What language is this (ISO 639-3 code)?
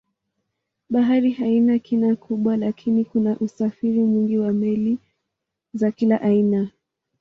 swa